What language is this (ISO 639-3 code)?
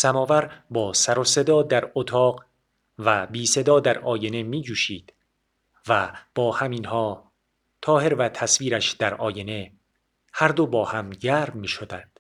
fas